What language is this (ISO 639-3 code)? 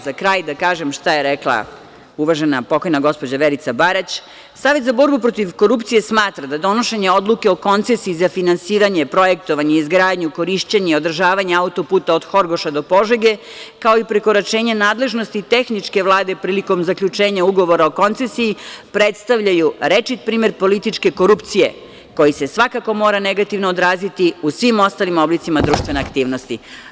srp